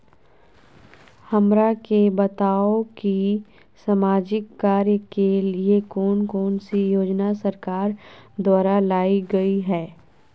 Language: Magahi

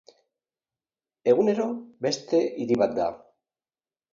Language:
Basque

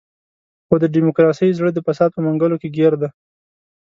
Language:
Pashto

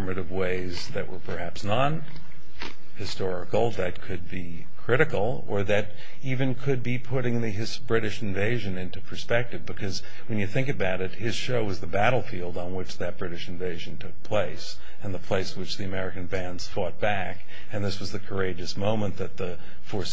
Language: English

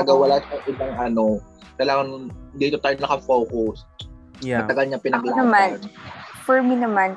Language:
Filipino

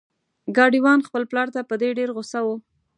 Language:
Pashto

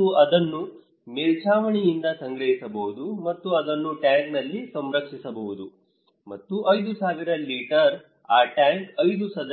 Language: Kannada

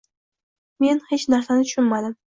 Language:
Uzbek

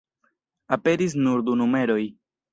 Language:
Esperanto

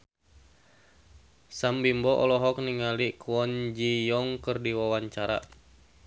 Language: Sundanese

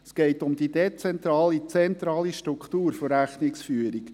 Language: Swiss German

